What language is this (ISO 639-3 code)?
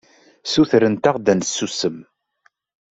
kab